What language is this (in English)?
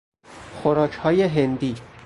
Persian